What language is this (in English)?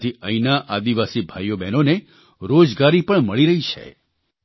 Gujarati